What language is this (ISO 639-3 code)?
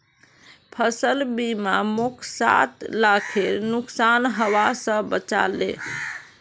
mag